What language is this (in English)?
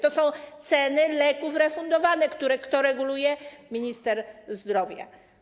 Polish